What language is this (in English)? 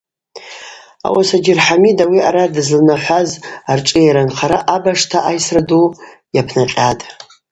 Abaza